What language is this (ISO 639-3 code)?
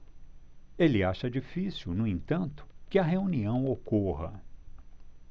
por